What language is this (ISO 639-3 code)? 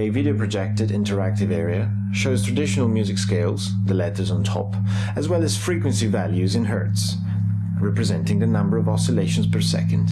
eng